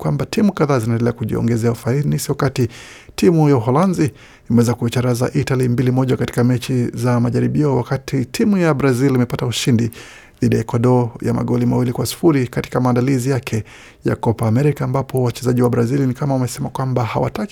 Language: Swahili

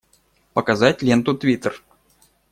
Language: Russian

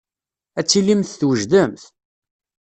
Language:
Kabyle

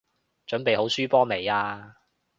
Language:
Cantonese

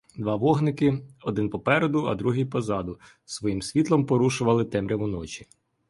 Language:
Ukrainian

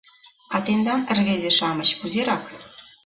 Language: Mari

